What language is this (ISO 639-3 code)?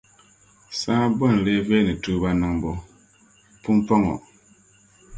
dag